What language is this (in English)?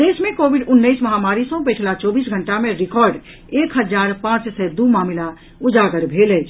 Maithili